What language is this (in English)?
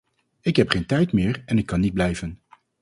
Dutch